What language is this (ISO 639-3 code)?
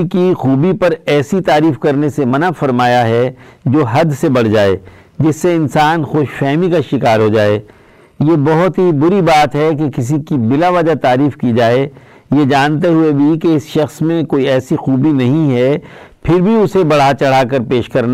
urd